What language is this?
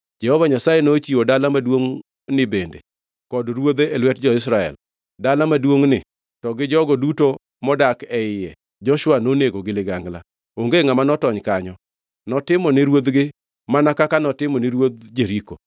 Luo (Kenya and Tanzania)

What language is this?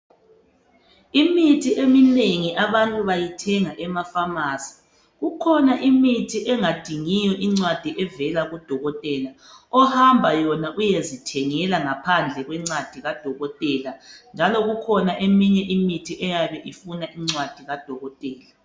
North Ndebele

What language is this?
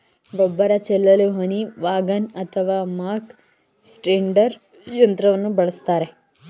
Kannada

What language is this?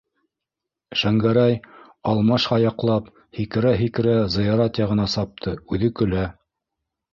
Bashkir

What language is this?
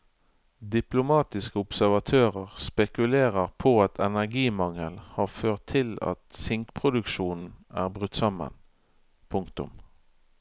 Norwegian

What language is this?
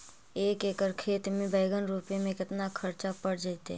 Magahi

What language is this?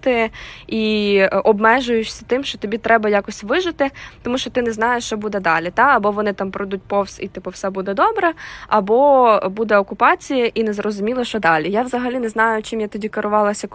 Ukrainian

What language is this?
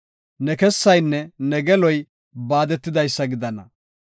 Gofa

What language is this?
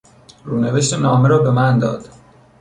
Persian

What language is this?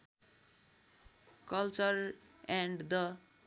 Nepali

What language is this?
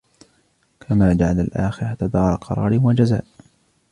Arabic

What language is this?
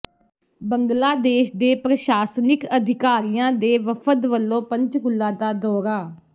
Punjabi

